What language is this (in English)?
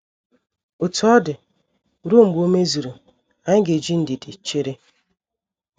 Igbo